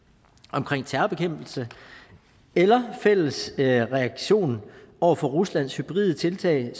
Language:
Danish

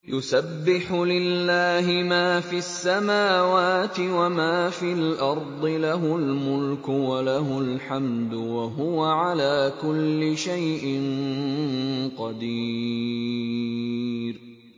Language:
Arabic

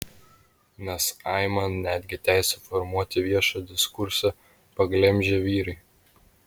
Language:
Lithuanian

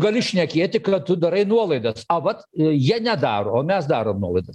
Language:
Lithuanian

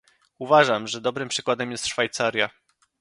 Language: Polish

